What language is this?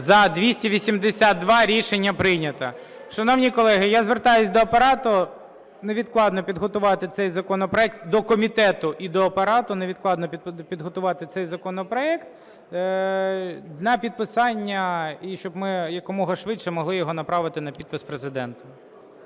Ukrainian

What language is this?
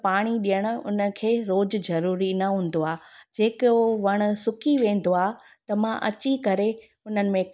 Sindhi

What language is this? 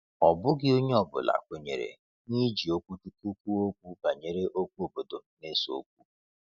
Igbo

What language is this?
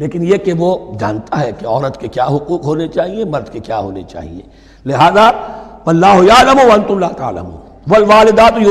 Urdu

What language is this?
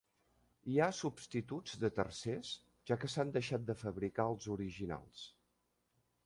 Catalan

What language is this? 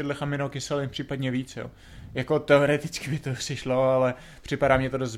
Czech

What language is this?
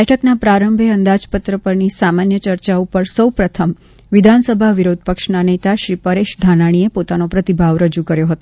Gujarati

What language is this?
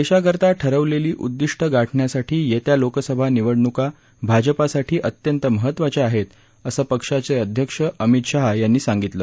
Marathi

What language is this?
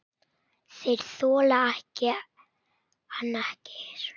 Icelandic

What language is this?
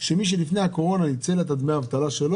Hebrew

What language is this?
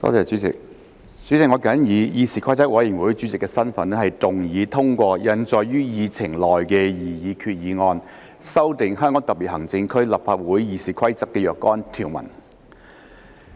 Cantonese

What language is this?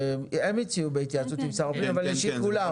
Hebrew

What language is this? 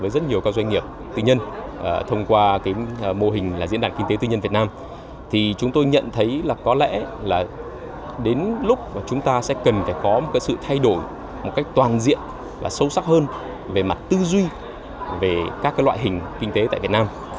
Vietnamese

